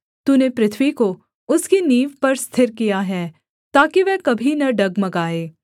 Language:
Hindi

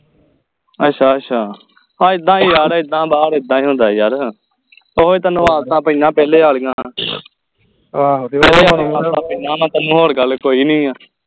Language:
Punjabi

